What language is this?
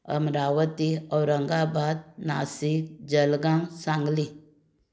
Konkani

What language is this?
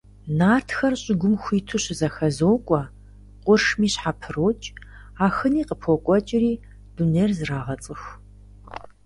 Kabardian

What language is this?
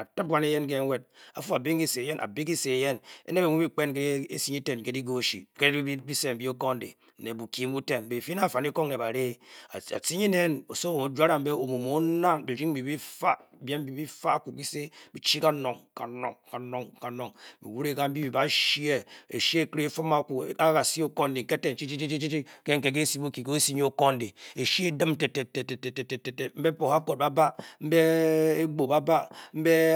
Bokyi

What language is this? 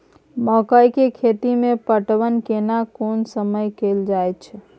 Maithili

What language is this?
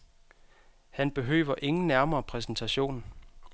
Danish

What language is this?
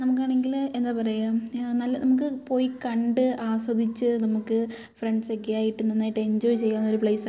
Malayalam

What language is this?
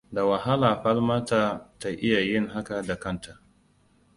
Hausa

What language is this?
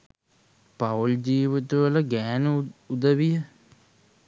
Sinhala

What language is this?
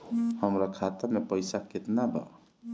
Bhojpuri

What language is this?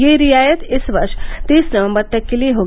Hindi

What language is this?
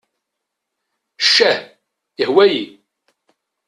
Kabyle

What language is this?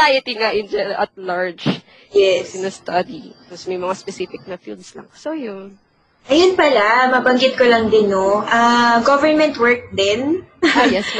Filipino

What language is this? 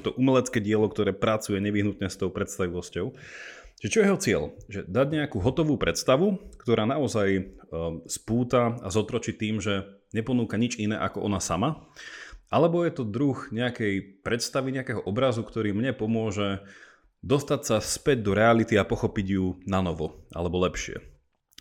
Slovak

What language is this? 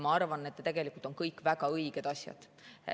Estonian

